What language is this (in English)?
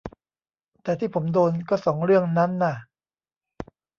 Thai